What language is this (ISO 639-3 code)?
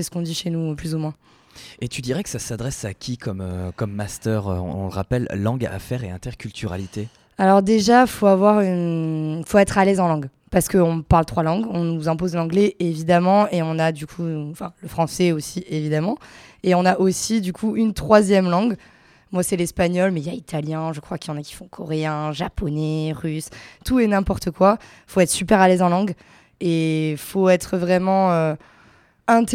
fra